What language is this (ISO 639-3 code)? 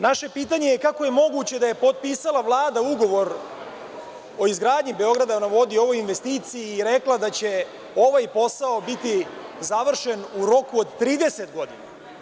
srp